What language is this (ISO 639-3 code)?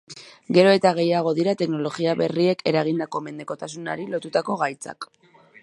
eus